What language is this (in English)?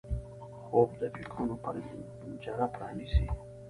Pashto